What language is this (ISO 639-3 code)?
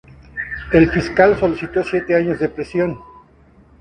spa